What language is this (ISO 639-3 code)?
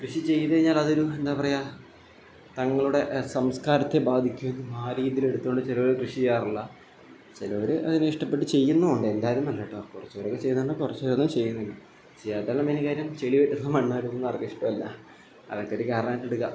mal